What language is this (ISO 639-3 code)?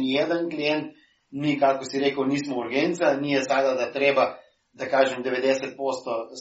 hrv